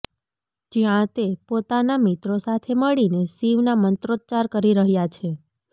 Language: Gujarati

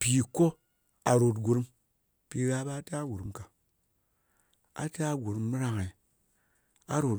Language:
Ngas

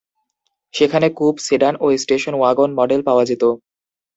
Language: Bangla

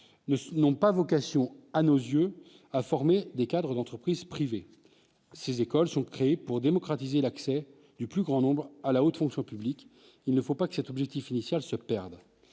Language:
French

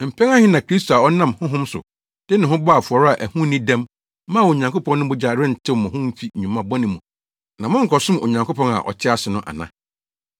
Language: Akan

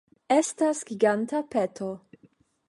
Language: Esperanto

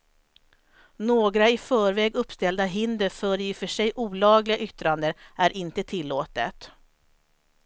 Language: Swedish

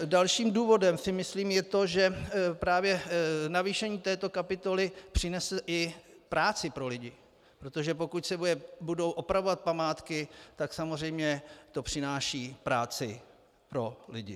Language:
Czech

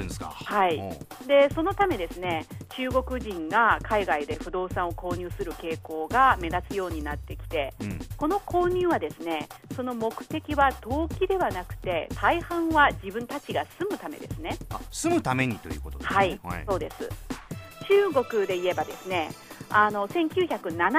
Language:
Japanese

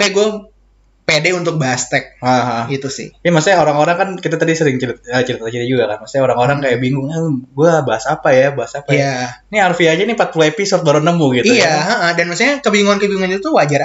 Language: Indonesian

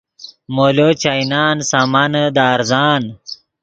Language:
Yidgha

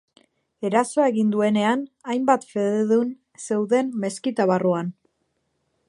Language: Basque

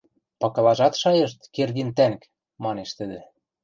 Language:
Western Mari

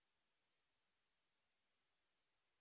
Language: Bangla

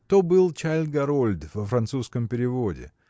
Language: Russian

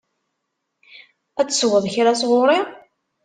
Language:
Kabyle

